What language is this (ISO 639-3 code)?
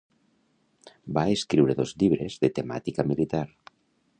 cat